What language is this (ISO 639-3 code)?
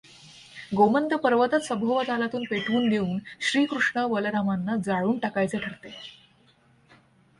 mar